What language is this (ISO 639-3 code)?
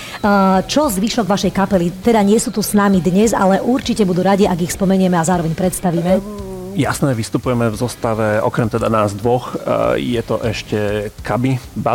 slk